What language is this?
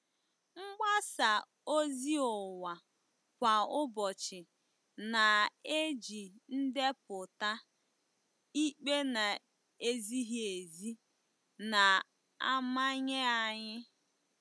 Igbo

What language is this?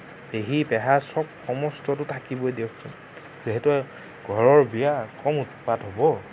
Assamese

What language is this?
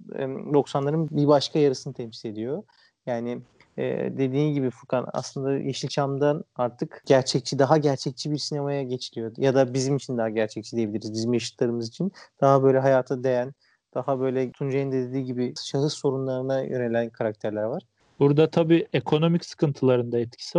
Turkish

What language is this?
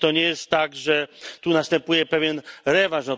Polish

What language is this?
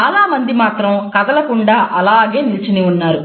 Telugu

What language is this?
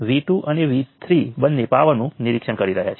Gujarati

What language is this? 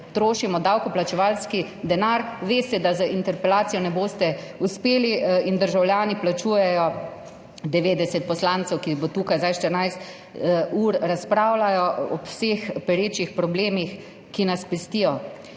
Slovenian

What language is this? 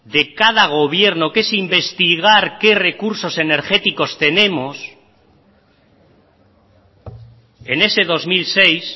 Spanish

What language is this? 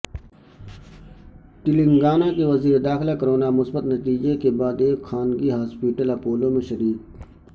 Urdu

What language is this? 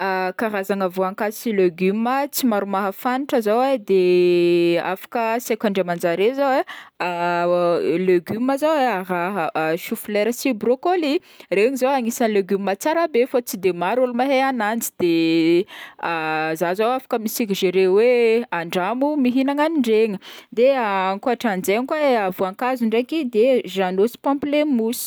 Northern Betsimisaraka Malagasy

